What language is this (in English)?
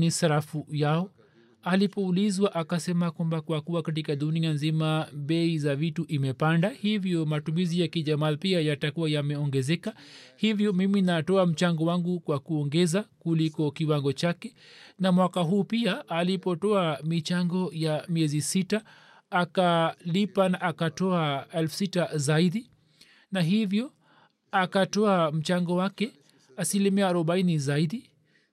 Swahili